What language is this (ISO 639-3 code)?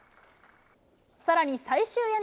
jpn